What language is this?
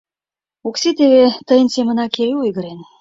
Mari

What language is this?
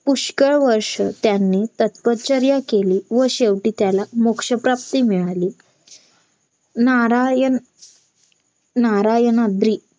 Marathi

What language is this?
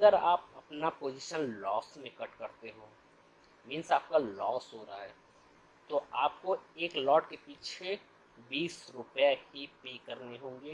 Hindi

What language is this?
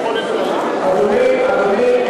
Hebrew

